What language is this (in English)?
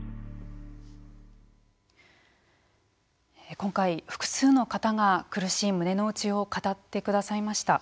Japanese